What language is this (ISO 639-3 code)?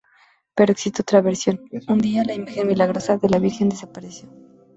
spa